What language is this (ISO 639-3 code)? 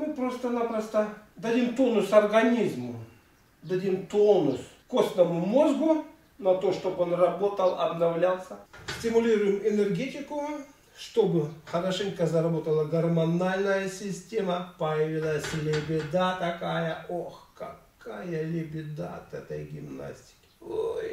rus